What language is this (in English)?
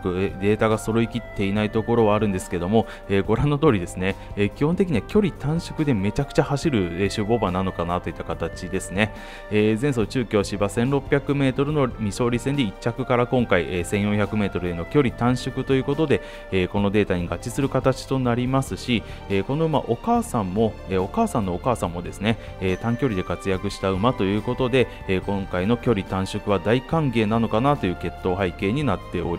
Japanese